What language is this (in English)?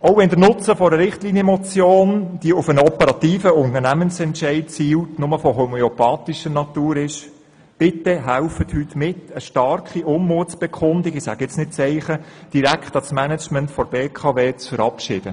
Swiss German